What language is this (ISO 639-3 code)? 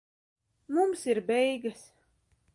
lav